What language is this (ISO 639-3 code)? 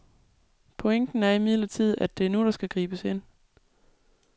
dan